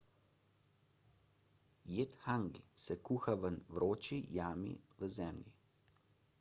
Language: Slovenian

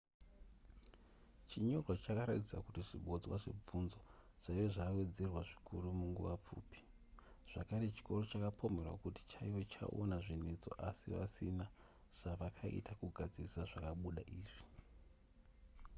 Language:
Shona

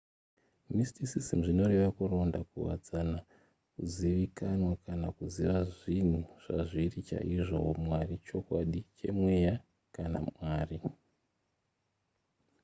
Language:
Shona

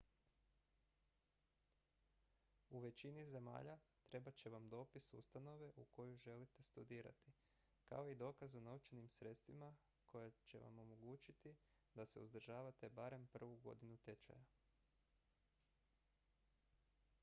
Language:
Croatian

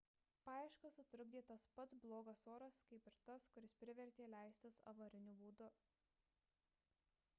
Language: Lithuanian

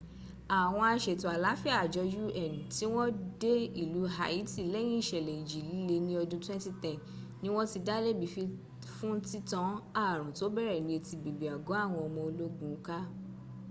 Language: Yoruba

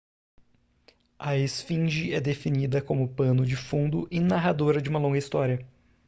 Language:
Portuguese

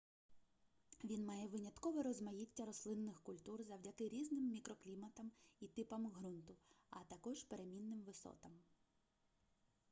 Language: Ukrainian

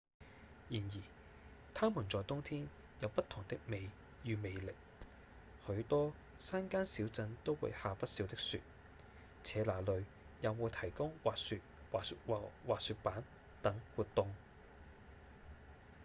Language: Cantonese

